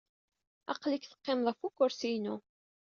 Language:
Kabyle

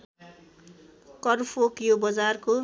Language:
Nepali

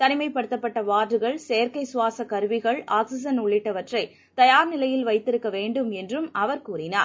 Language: Tamil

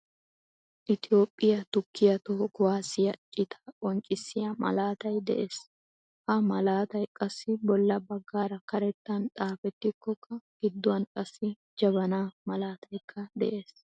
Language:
Wolaytta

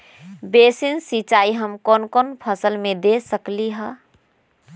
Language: Magahi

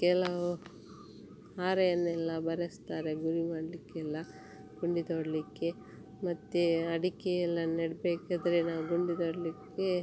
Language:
Kannada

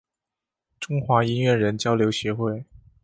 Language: Chinese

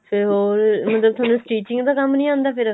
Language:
Punjabi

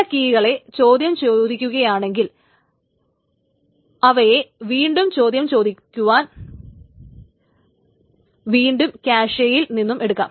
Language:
Malayalam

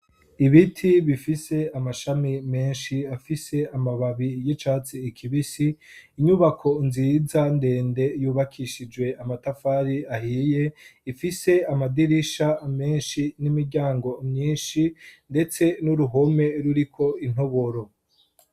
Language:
Rundi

